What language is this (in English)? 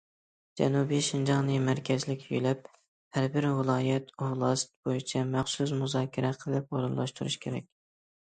Uyghur